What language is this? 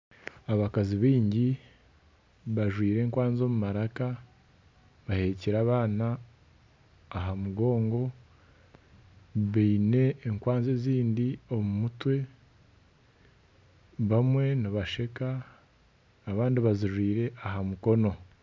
Nyankole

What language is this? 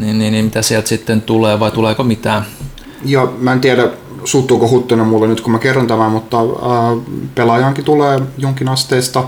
Finnish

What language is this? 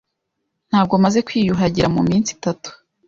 Kinyarwanda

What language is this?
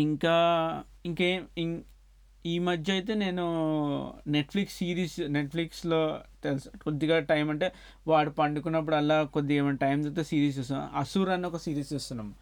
Telugu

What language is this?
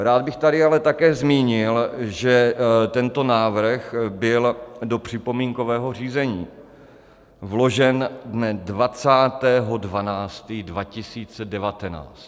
Czech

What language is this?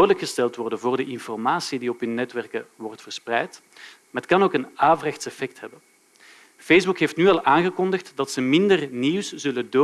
Dutch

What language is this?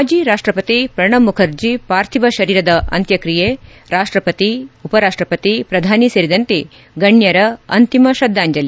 Kannada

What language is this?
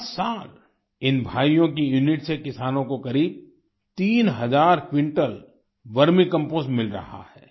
Hindi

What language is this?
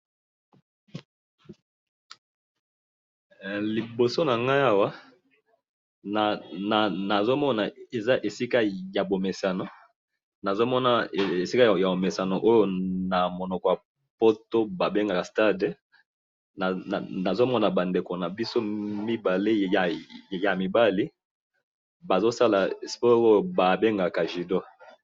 Lingala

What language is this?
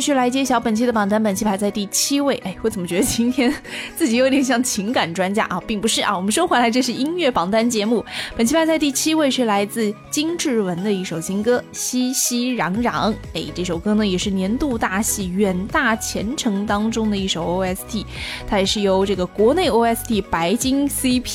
Chinese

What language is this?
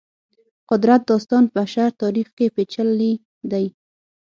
Pashto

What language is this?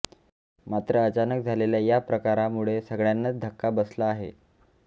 Marathi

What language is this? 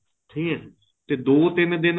Punjabi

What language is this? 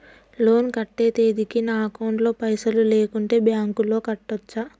Telugu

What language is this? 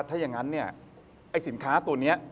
Thai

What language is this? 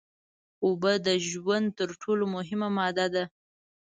Pashto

